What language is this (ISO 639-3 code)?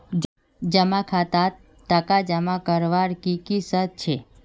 mag